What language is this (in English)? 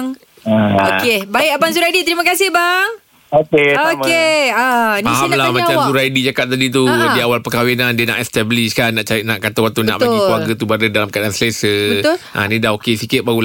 Malay